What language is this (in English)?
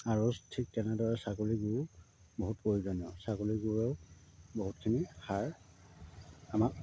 Assamese